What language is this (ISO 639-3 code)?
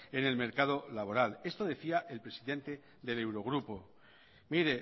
spa